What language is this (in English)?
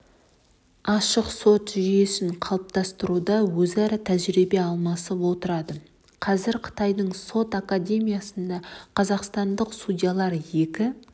Kazakh